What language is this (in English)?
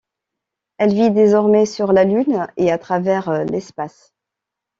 French